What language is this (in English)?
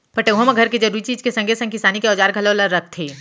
Chhattisgarhi